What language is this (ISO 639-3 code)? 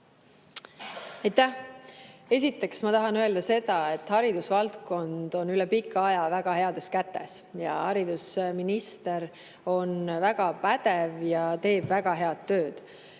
est